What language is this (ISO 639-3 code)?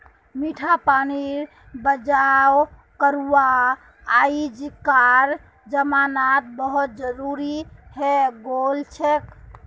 mag